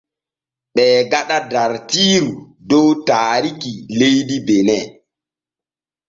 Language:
Borgu Fulfulde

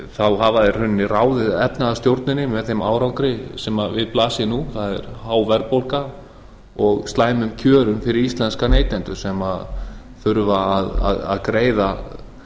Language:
Icelandic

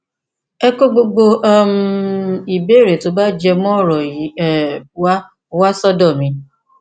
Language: Yoruba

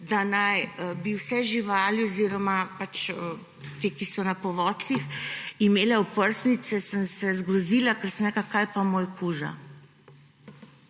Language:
Slovenian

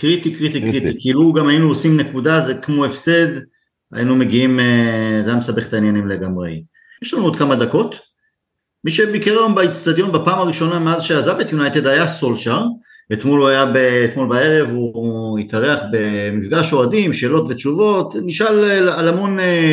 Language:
Hebrew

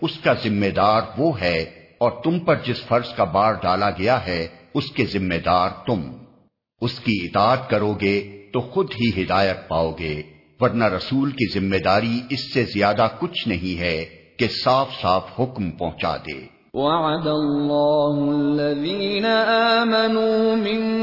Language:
Urdu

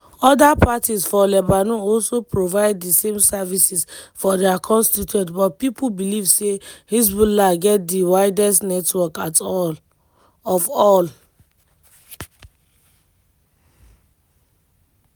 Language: Nigerian Pidgin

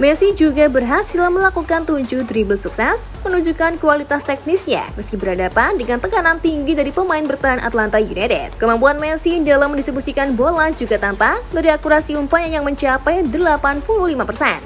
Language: Indonesian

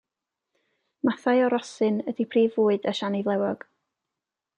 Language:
Welsh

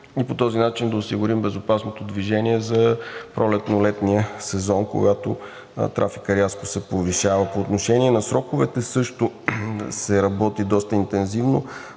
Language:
Bulgarian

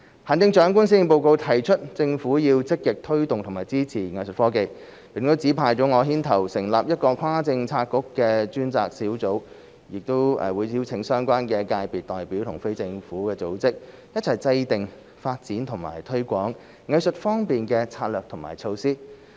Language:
Cantonese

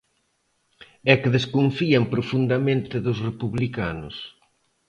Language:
Galician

